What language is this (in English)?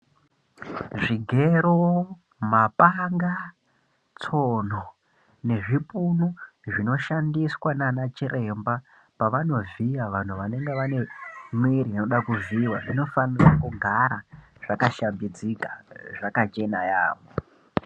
Ndau